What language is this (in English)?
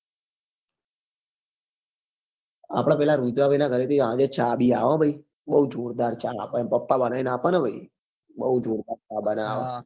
Gujarati